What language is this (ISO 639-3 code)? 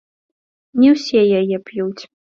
bel